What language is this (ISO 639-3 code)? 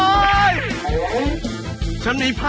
tha